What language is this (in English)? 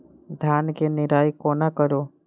Maithili